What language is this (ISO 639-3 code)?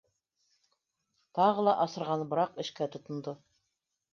bak